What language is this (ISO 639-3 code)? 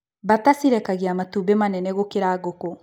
kik